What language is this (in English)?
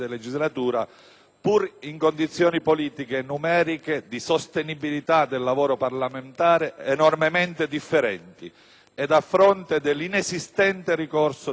Italian